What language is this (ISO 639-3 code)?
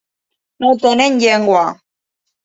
cat